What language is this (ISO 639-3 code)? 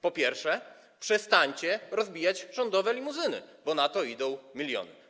pol